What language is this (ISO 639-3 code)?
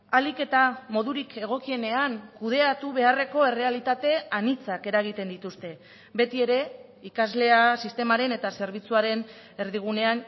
eus